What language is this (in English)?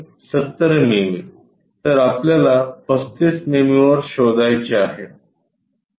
Marathi